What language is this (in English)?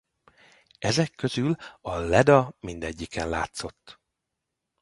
Hungarian